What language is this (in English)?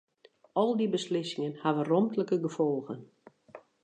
Western Frisian